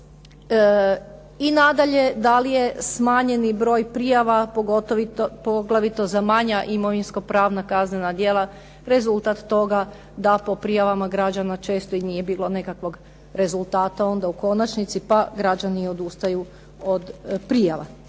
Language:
Croatian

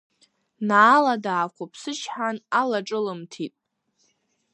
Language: Abkhazian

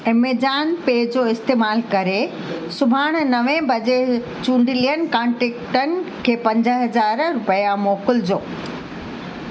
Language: Sindhi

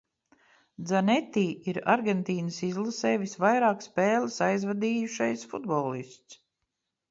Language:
Latvian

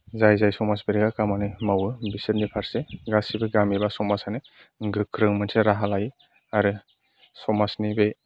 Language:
Bodo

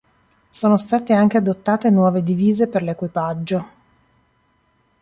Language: Italian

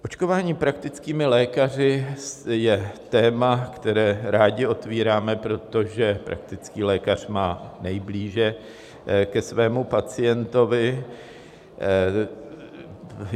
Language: Czech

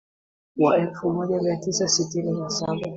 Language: Swahili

